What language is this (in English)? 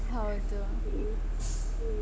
Kannada